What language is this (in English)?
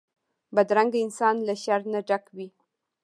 Pashto